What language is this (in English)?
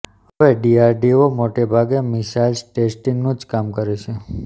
Gujarati